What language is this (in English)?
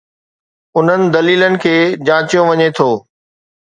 Sindhi